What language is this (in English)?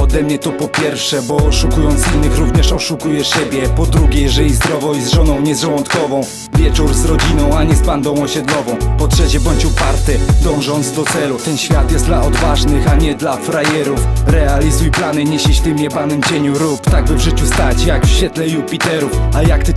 Polish